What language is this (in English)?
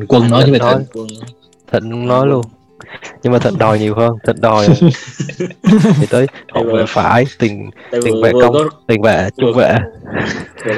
Vietnamese